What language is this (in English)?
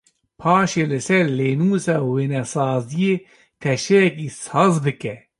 Kurdish